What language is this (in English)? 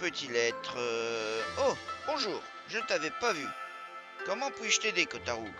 French